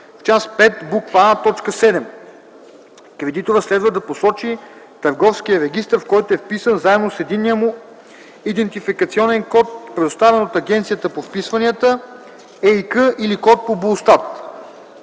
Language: Bulgarian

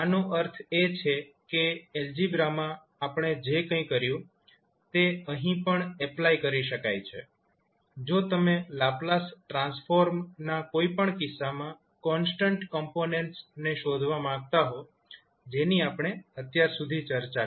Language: Gujarati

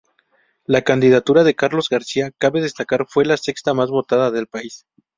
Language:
Spanish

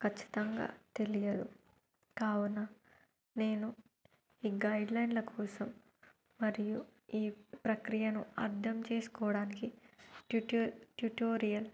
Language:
Telugu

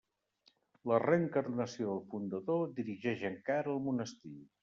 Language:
Catalan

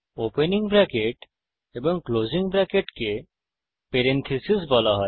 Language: Bangla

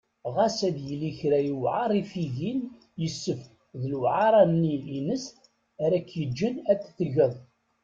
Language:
Kabyle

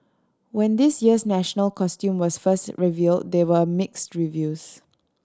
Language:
English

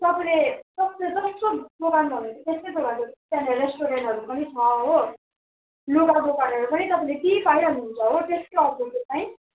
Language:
Nepali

